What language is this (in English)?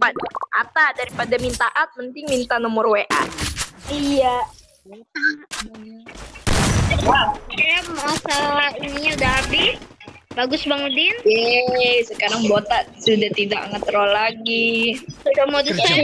Indonesian